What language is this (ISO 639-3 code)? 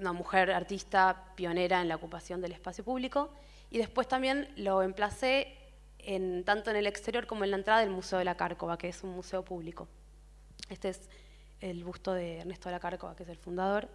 spa